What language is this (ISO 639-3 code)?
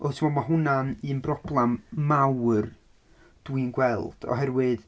cym